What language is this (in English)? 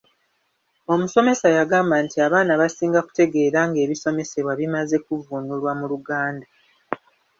Ganda